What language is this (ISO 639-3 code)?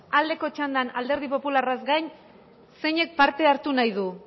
eus